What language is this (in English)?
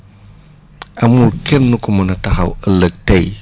Wolof